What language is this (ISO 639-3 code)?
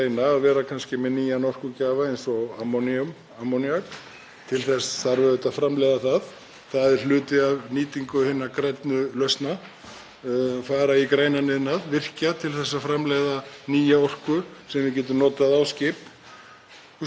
isl